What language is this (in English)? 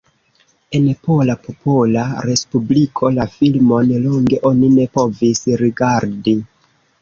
Esperanto